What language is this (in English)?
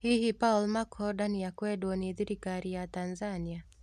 Kikuyu